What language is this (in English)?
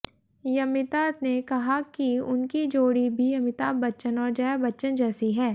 Hindi